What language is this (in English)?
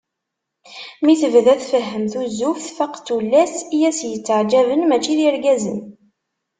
Kabyle